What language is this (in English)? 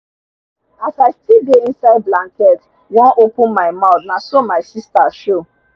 Nigerian Pidgin